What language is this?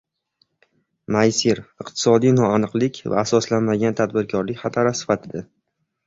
Uzbek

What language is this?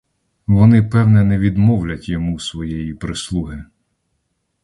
Ukrainian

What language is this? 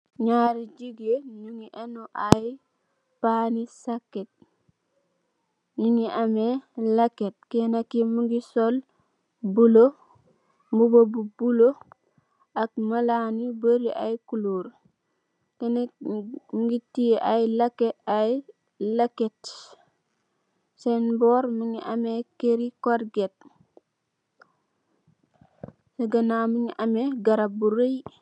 Wolof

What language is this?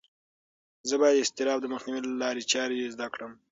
Pashto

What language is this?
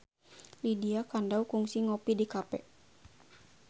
Sundanese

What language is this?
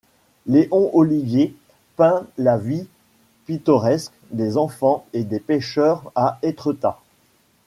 French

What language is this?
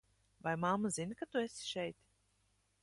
Latvian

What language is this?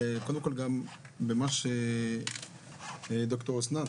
Hebrew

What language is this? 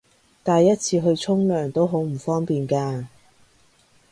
Cantonese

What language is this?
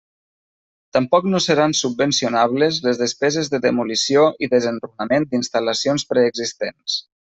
Catalan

